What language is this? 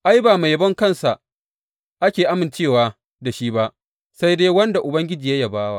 Hausa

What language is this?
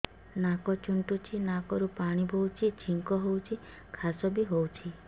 Odia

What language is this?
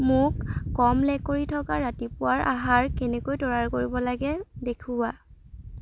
Assamese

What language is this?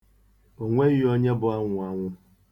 Igbo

